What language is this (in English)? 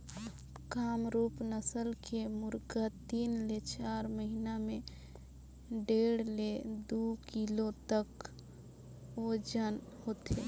Chhattisgarhi